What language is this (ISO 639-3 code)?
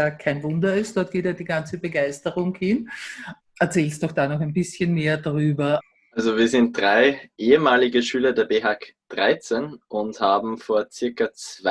deu